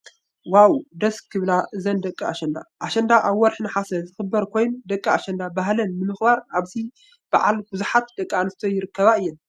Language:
Tigrinya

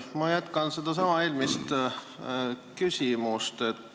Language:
Estonian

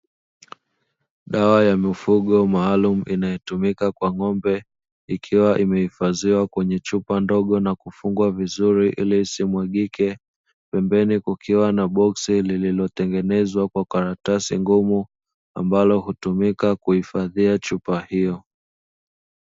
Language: Swahili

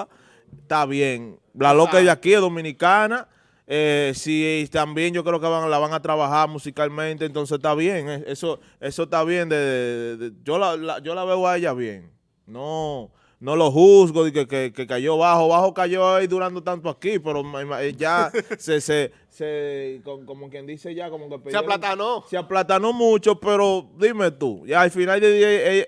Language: Spanish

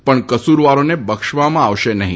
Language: Gujarati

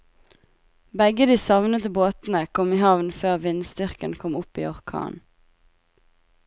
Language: Norwegian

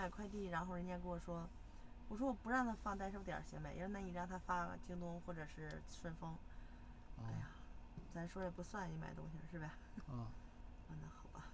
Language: Chinese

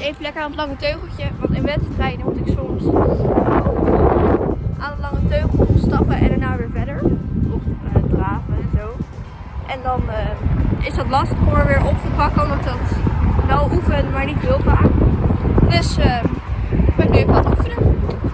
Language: Dutch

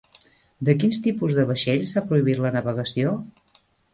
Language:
Catalan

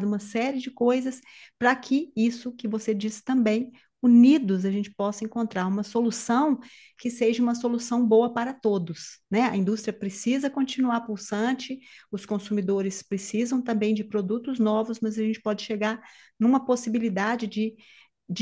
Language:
Portuguese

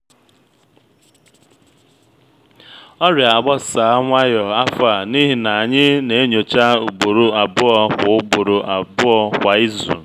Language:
Igbo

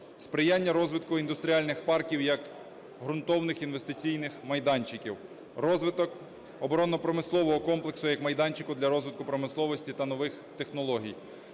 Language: Ukrainian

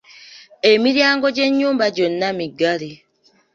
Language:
Ganda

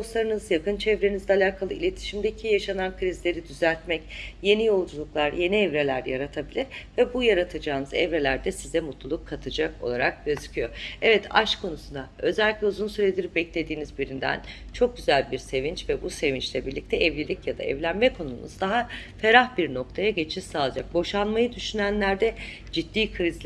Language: Turkish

